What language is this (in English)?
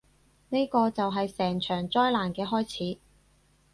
Cantonese